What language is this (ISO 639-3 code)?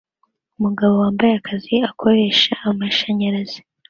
kin